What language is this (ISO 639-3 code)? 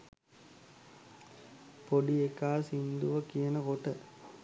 sin